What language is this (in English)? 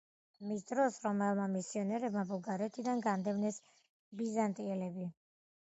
Georgian